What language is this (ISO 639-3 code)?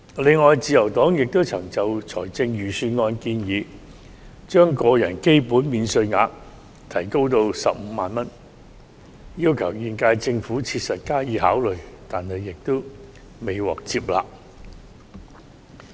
yue